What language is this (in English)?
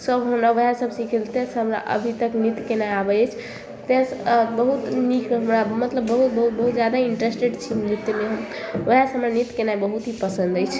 Maithili